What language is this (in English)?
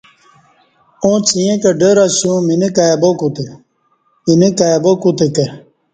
Kati